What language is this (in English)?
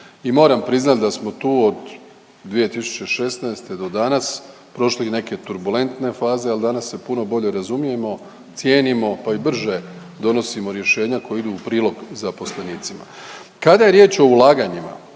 Croatian